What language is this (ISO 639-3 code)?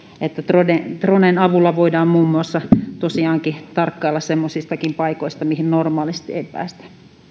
fin